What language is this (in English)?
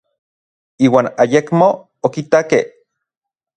Orizaba Nahuatl